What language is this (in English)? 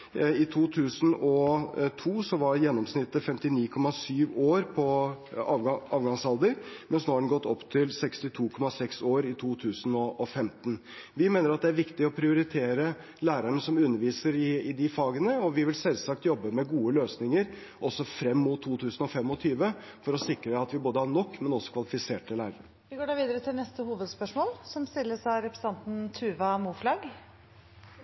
Norwegian Bokmål